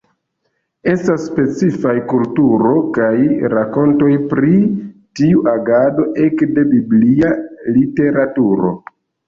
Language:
Esperanto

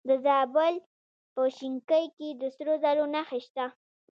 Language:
Pashto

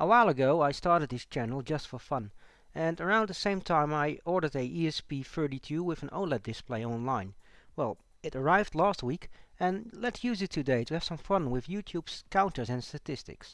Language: English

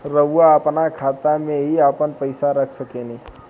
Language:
Bhojpuri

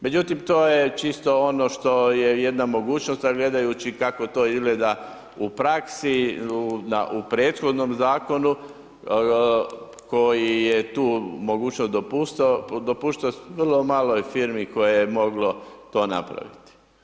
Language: Croatian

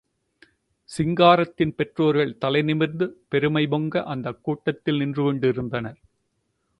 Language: Tamil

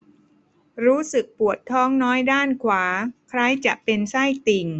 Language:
Thai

